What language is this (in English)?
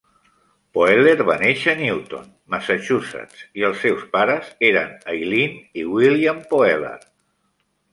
Catalan